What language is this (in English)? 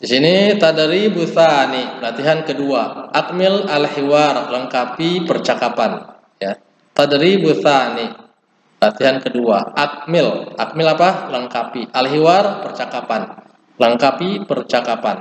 Indonesian